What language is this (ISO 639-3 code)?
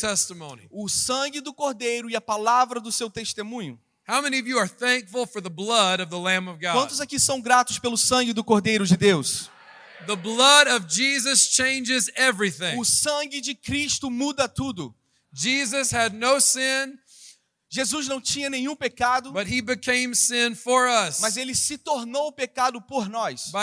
por